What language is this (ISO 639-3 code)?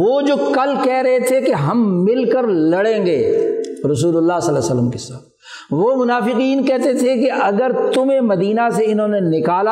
urd